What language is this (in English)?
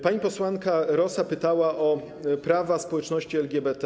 Polish